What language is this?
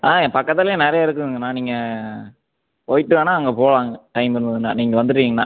Tamil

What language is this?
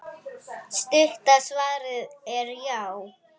Icelandic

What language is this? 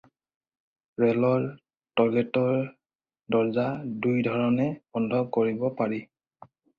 Assamese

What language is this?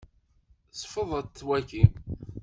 Kabyle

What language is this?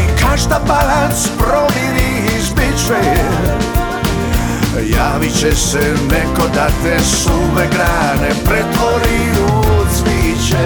Croatian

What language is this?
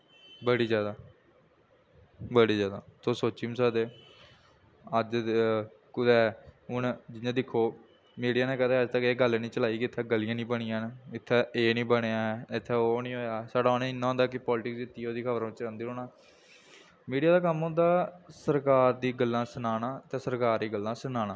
Dogri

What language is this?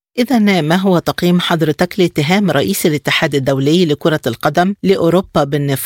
Arabic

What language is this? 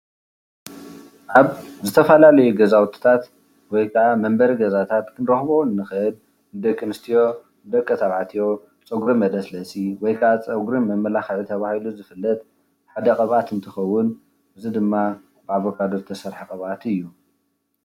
Tigrinya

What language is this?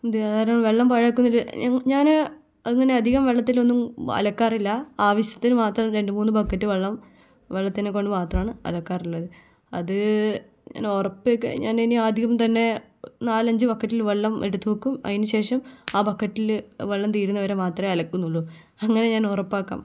Malayalam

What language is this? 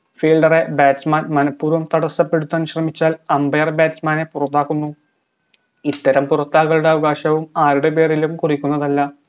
Malayalam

